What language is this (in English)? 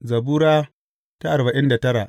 Hausa